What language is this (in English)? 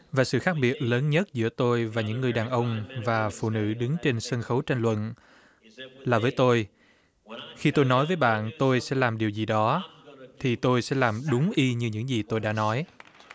Vietnamese